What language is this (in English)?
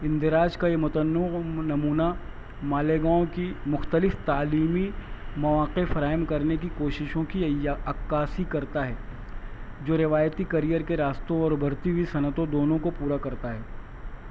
Urdu